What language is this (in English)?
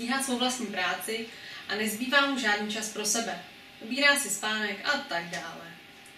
Czech